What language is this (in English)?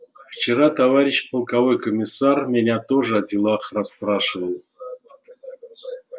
Russian